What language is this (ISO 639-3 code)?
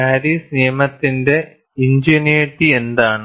mal